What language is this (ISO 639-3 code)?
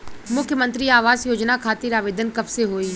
bho